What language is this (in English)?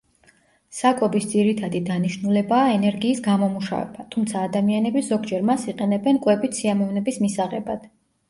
Georgian